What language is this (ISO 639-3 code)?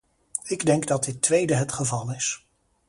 nld